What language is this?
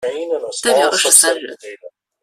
Chinese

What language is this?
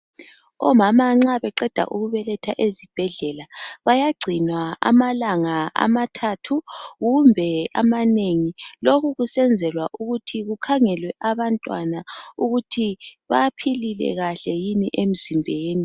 North Ndebele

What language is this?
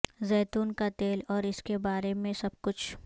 Urdu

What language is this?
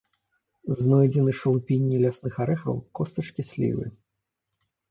Belarusian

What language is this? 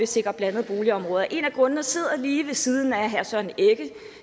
Danish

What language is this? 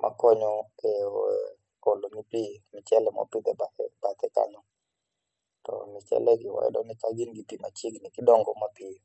Luo (Kenya and Tanzania)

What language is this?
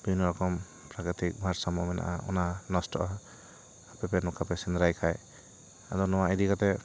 Santali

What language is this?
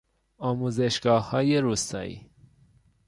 Persian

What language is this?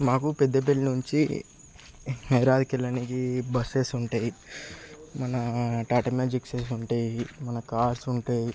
Telugu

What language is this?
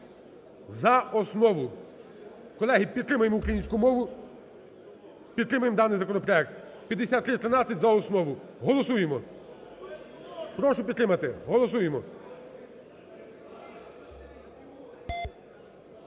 Ukrainian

